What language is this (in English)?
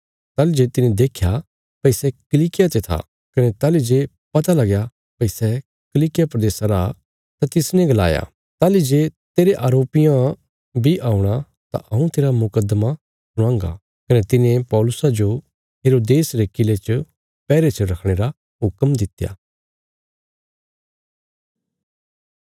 Bilaspuri